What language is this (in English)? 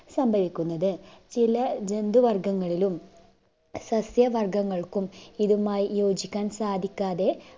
Malayalam